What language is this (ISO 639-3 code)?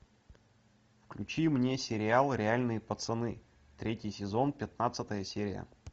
rus